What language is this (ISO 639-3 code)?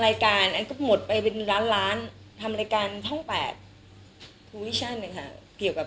tha